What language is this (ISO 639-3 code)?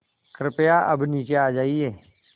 hin